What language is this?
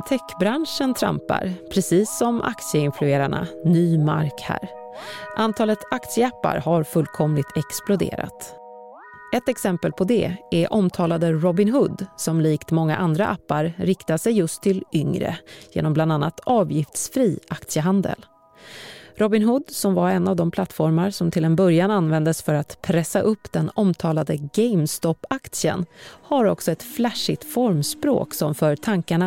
Swedish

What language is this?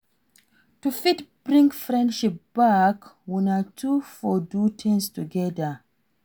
Nigerian Pidgin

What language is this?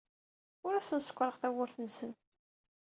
Kabyle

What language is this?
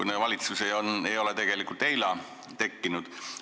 Estonian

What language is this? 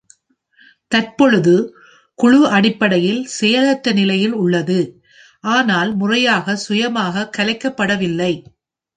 Tamil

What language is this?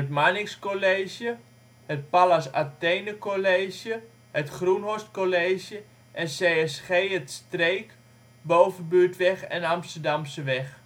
Dutch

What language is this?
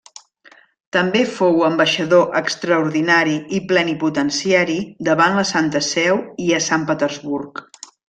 Catalan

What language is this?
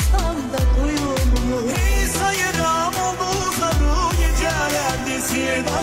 Turkish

